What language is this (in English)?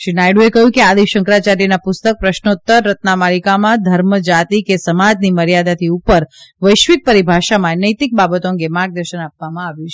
Gujarati